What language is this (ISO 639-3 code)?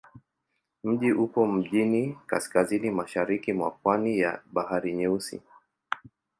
swa